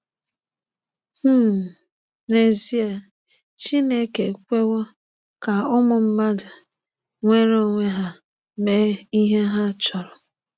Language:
Igbo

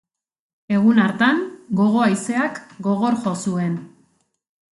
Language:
Basque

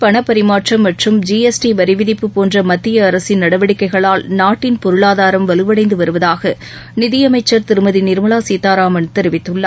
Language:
Tamil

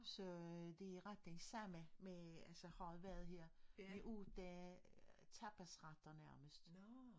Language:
Danish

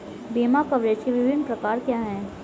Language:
Hindi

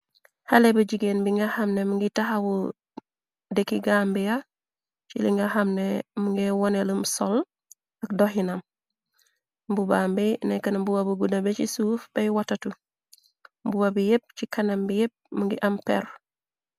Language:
Wolof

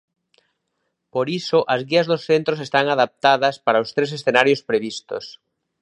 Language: Galician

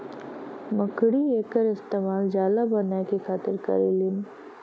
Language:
Bhojpuri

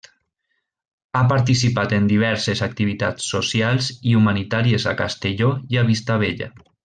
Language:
Catalan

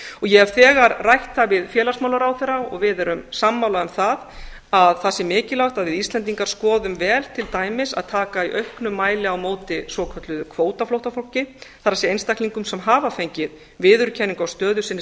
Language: Icelandic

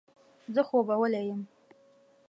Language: Pashto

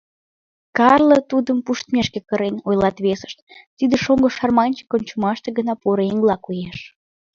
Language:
Mari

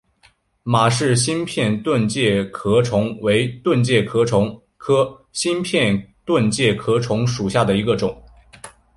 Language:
Chinese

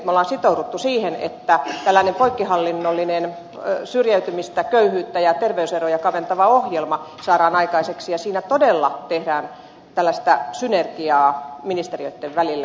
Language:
Finnish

